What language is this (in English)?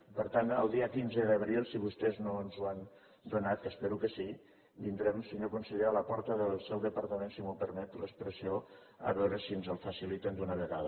Catalan